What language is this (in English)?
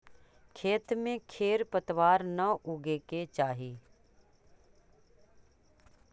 Magahi